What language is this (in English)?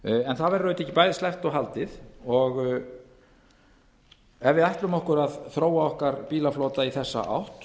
Icelandic